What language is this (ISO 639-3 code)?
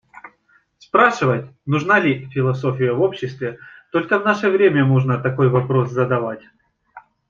rus